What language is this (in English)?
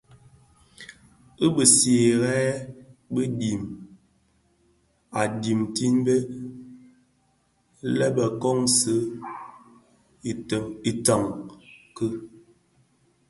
Bafia